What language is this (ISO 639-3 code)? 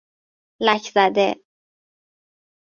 fas